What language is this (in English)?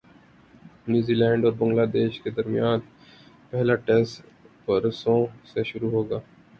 Urdu